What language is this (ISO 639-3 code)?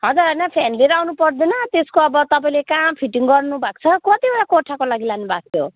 nep